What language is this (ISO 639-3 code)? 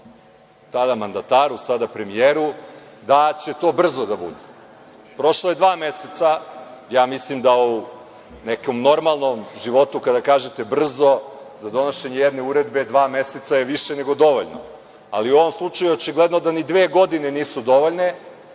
srp